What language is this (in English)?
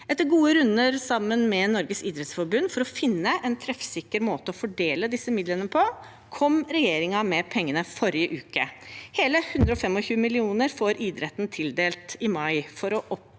Norwegian